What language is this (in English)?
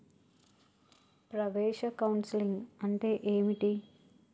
Telugu